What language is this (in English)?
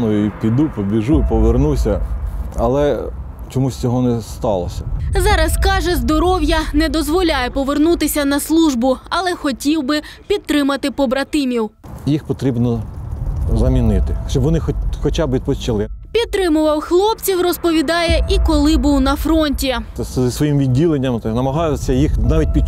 Ukrainian